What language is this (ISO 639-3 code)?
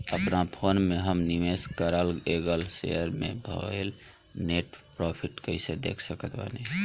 bho